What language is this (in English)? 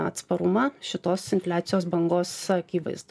Lithuanian